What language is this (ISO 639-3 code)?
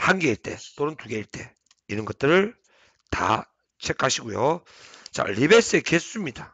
kor